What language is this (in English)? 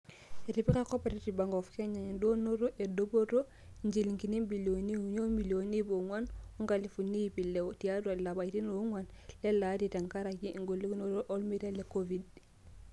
Masai